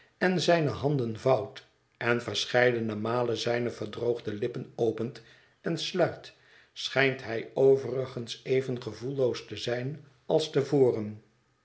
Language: Dutch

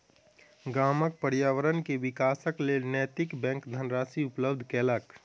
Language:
Maithili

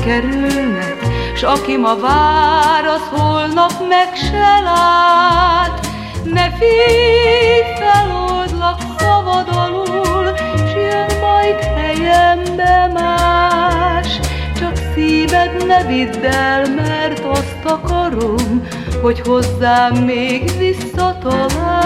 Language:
Turkish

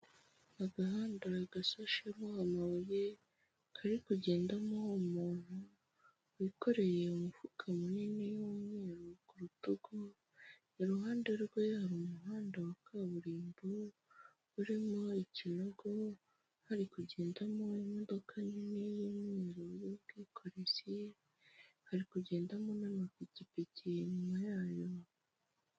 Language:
Kinyarwanda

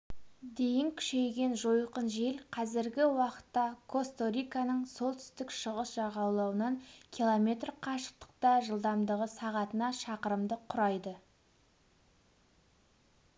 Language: Kazakh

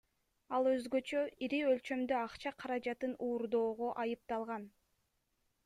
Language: Kyrgyz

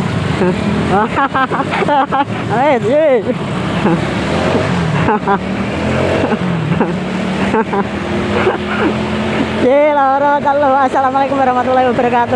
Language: Indonesian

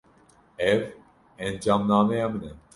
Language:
Kurdish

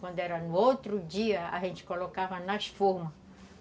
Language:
Portuguese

